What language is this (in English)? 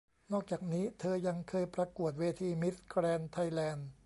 Thai